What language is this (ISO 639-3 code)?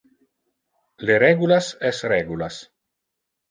ina